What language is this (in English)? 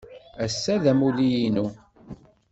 Kabyle